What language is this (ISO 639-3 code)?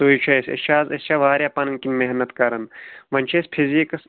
kas